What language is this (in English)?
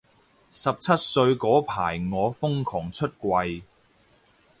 Cantonese